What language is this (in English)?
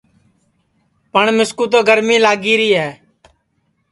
Sansi